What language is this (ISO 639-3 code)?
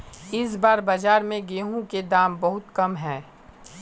mag